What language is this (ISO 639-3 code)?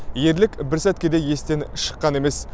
kaz